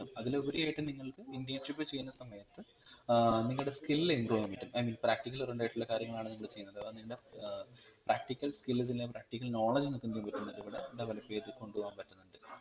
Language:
Malayalam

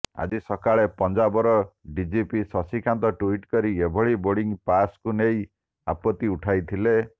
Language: Odia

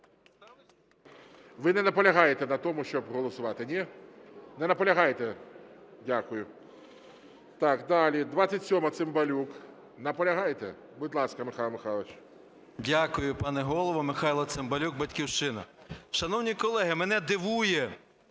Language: Ukrainian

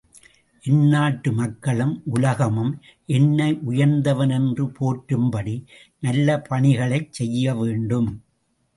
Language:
Tamil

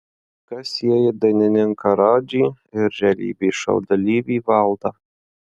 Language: Lithuanian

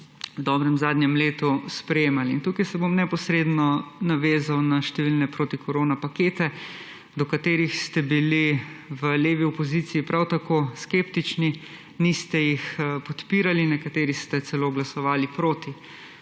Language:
Slovenian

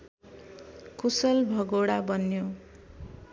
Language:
Nepali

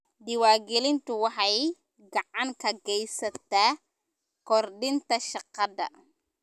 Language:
Somali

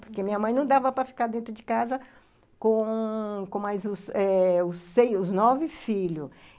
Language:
Portuguese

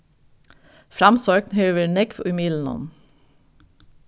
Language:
Faroese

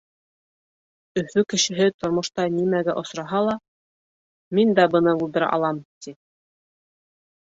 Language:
Bashkir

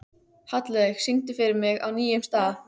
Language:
Icelandic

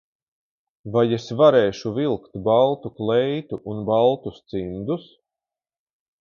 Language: Latvian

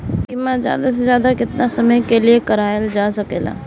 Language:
Bhojpuri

